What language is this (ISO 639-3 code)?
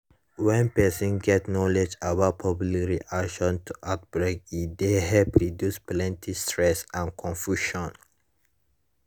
pcm